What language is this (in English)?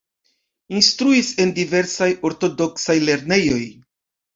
Esperanto